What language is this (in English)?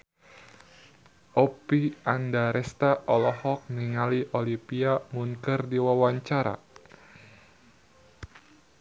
Sundanese